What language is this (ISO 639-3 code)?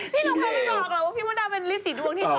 tha